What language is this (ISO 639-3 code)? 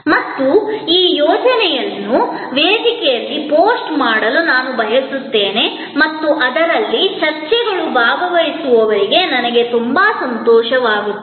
kan